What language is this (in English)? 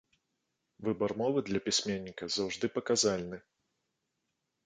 Belarusian